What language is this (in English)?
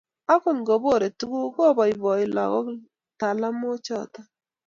Kalenjin